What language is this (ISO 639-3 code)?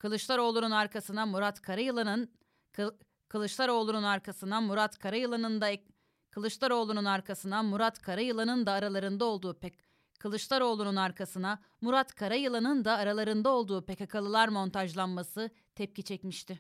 tur